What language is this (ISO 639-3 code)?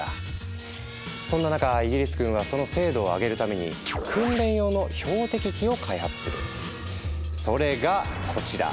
jpn